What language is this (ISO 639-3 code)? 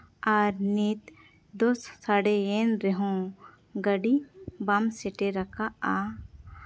sat